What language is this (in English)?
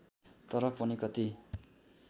Nepali